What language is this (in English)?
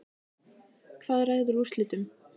Icelandic